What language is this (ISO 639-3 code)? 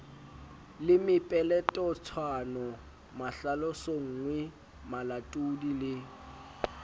sot